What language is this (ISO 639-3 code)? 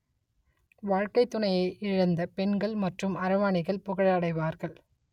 tam